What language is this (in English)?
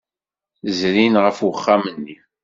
Kabyle